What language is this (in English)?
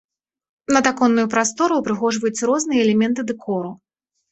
Belarusian